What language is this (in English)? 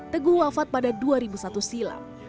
Indonesian